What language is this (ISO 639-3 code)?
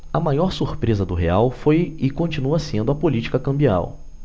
por